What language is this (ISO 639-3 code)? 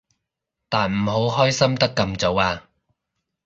yue